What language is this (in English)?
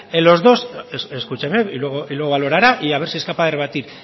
Spanish